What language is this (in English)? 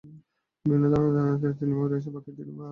Bangla